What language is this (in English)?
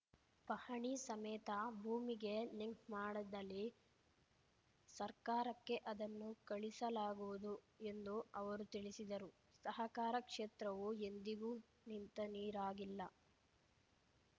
Kannada